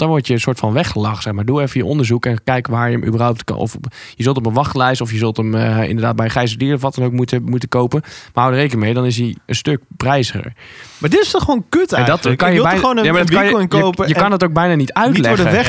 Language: Dutch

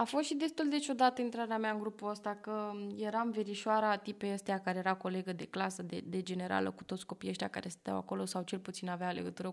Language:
Romanian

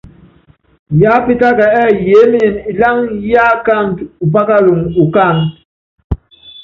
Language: Yangben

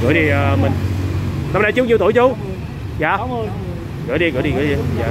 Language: Vietnamese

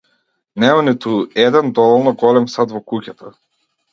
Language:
Macedonian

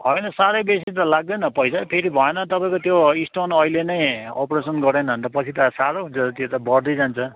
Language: Nepali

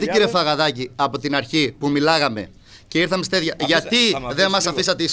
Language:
Greek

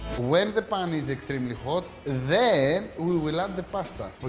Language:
English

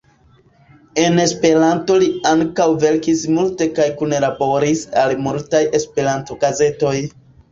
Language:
Esperanto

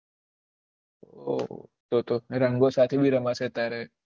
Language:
Gujarati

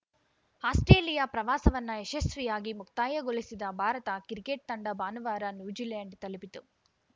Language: Kannada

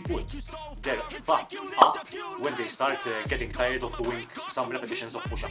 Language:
English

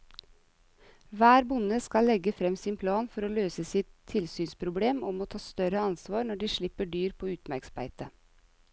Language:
Norwegian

